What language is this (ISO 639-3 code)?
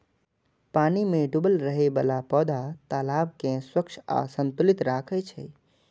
mai